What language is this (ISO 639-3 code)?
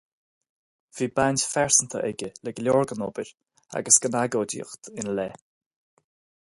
gle